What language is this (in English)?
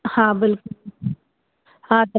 Sindhi